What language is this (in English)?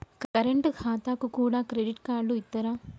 Telugu